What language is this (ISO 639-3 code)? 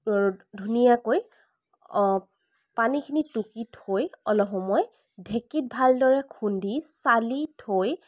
asm